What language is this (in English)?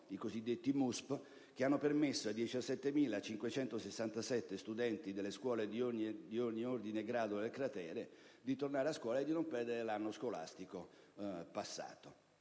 Italian